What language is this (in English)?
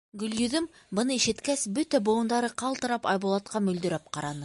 Bashkir